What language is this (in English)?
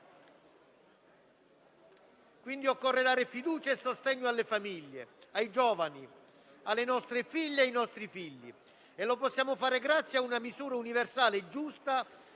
Italian